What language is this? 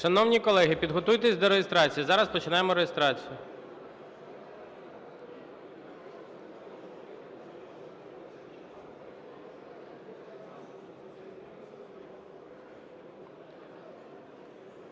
Ukrainian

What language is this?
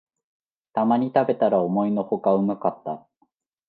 Japanese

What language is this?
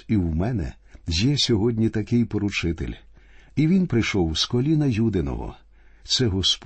Ukrainian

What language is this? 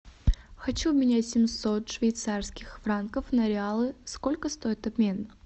Russian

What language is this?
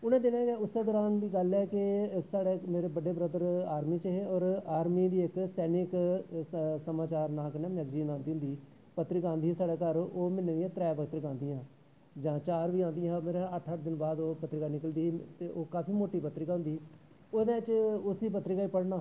Dogri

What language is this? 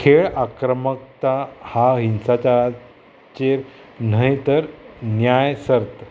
Konkani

